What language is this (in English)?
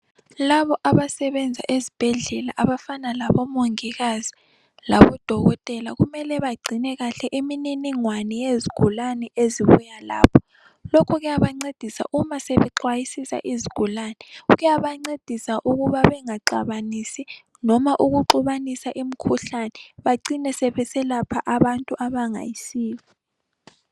North Ndebele